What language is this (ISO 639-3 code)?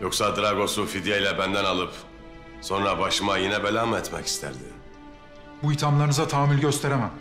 tur